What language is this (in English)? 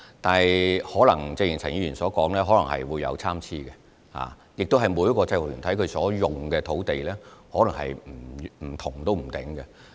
Cantonese